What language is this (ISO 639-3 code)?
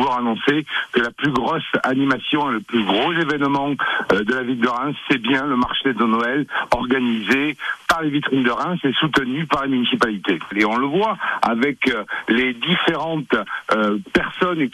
fra